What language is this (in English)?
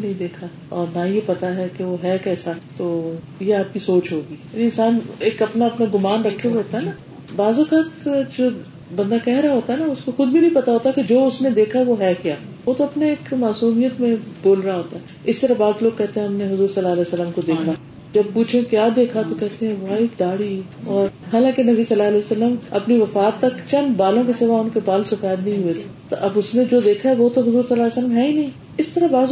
Urdu